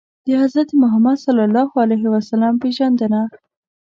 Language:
Pashto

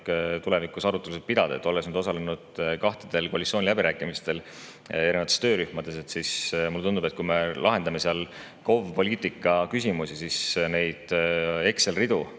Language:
Estonian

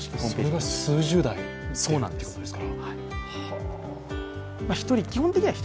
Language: Japanese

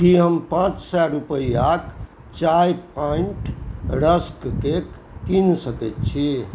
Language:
Maithili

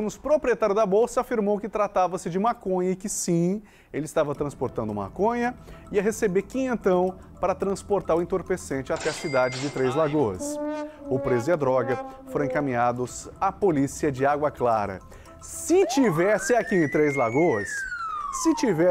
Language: Portuguese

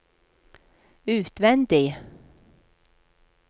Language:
Norwegian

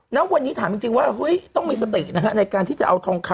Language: Thai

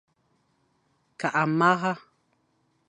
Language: Fang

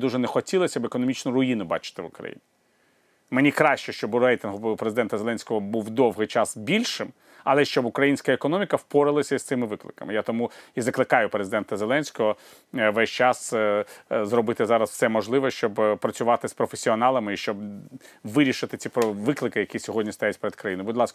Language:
Ukrainian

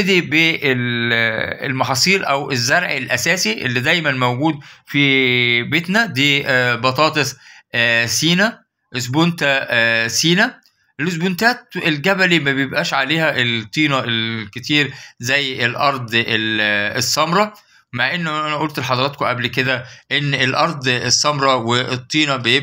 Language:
Arabic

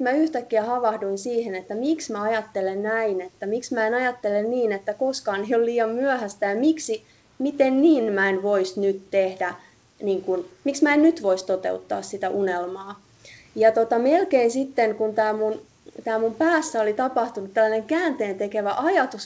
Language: Finnish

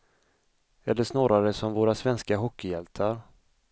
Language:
Swedish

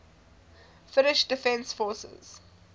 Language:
English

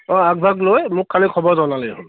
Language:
Assamese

